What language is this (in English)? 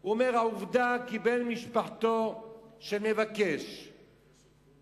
Hebrew